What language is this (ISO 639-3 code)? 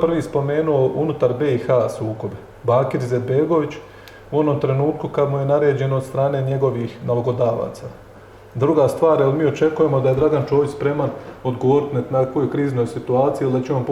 hrv